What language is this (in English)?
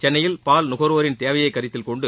Tamil